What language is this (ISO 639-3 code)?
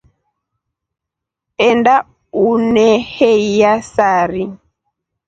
rof